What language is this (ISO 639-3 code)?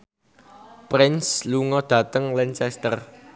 jav